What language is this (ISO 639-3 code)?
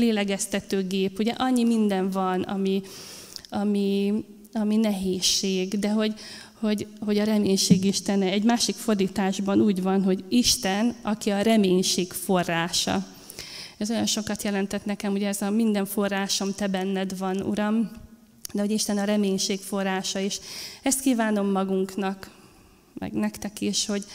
hun